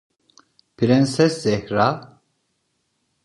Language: Turkish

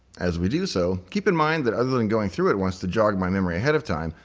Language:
English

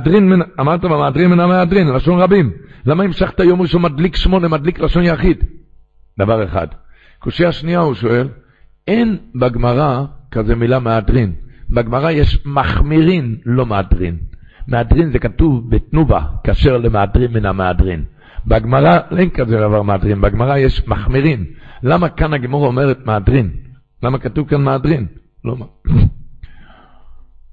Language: Hebrew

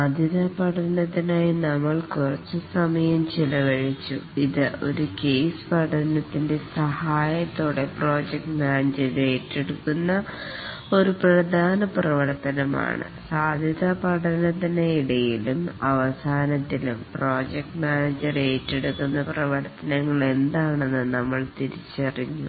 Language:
Malayalam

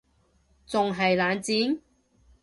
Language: Cantonese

